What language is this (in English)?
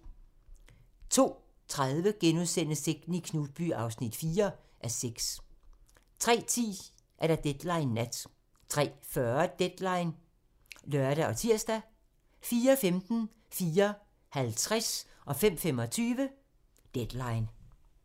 Danish